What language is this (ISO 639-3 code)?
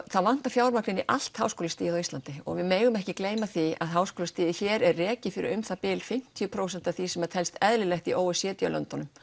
isl